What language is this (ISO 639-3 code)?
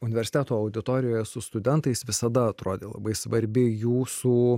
lit